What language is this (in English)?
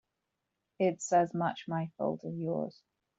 English